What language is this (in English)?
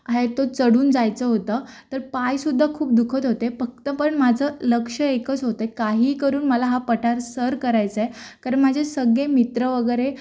Marathi